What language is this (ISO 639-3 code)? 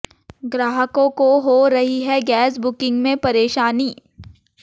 hin